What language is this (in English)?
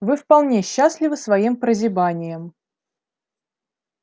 Russian